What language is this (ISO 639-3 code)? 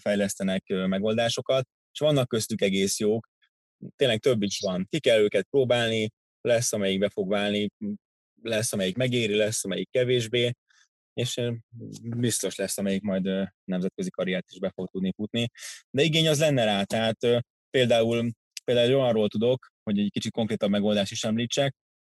hun